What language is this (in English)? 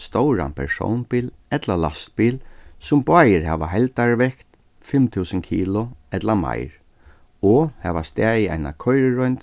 Faroese